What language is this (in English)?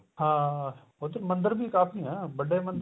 Punjabi